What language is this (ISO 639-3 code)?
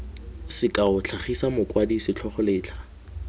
tsn